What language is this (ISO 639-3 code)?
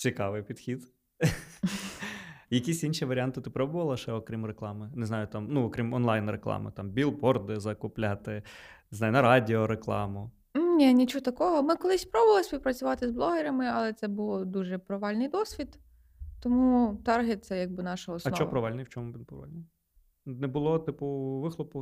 ukr